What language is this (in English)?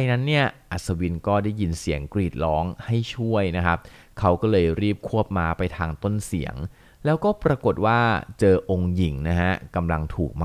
Thai